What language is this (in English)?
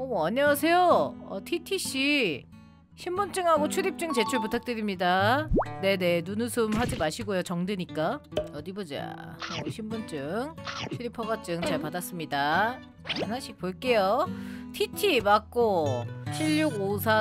Korean